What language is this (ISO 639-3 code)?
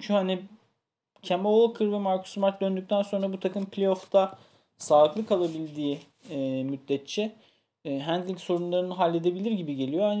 tur